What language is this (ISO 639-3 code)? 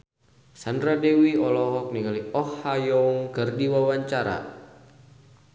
sun